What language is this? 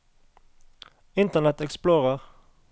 Norwegian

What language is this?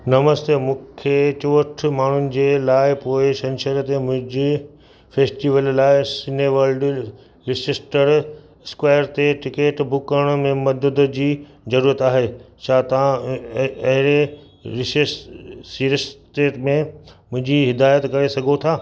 Sindhi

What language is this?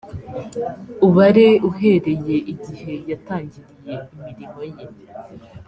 Kinyarwanda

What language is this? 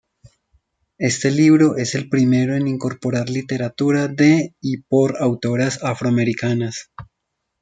Spanish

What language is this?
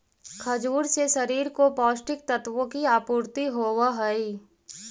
Magahi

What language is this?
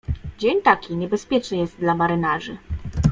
Polish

